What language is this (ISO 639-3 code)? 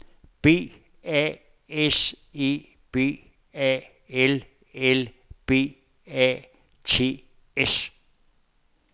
dan